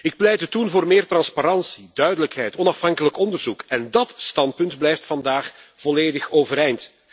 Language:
Dutch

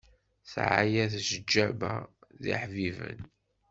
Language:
Kabyle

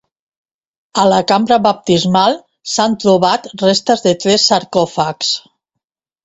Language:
Catalan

